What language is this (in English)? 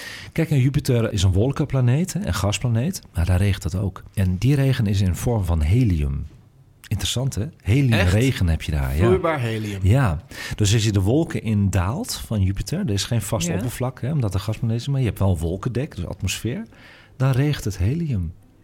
Dutch